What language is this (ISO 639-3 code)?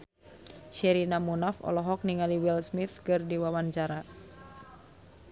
sun